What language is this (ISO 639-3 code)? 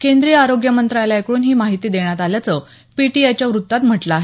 mar